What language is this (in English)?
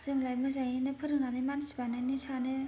Bodo